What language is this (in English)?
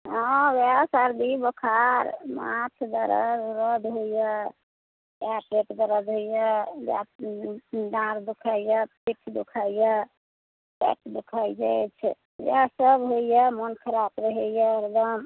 Maithili